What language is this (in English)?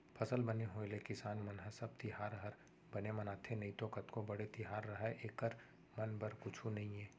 Chhattisgarhi